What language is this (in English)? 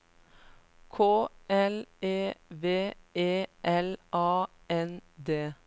Norwegian